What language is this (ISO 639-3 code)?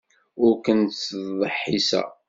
kab